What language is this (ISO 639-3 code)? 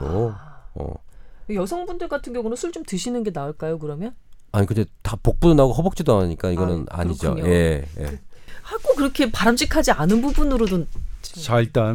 kor